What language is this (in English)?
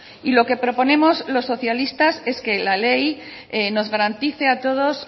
Spanish